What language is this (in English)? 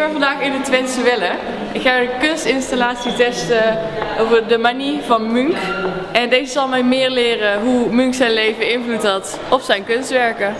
Dutch